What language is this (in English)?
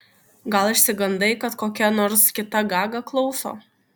Lithuanian